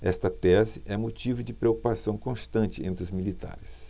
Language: Portuguese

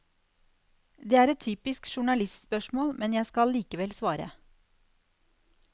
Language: Norwegian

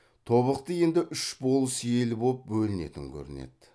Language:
Kazakh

